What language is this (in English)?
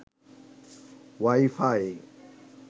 Bangla